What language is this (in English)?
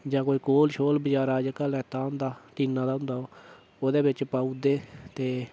Dogri